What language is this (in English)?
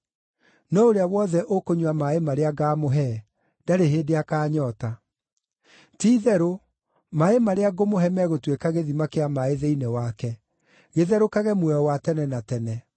Kikuyu